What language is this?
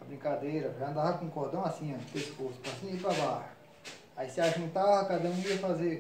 Portuguese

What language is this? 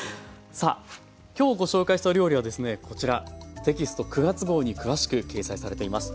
Japanese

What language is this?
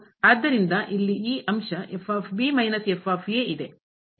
Kannada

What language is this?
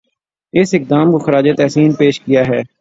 Urdu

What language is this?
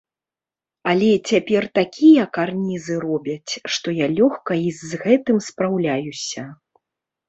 Belarusian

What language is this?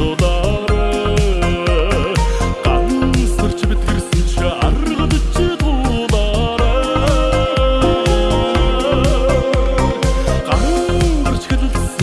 Korean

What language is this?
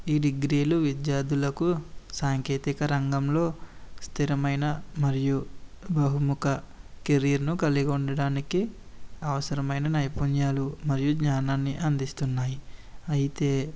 Telugu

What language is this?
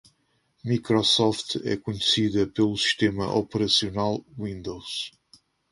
Portuguese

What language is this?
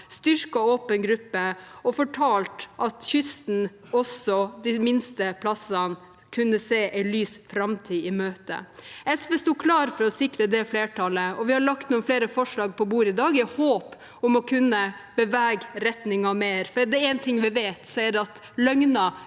Norwegian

